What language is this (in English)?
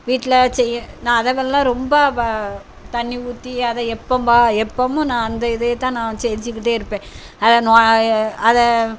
Tamil